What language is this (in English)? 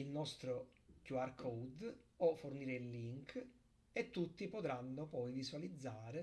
Italian